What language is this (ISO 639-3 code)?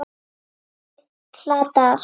isl